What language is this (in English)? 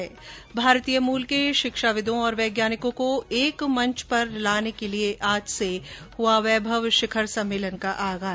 Hindi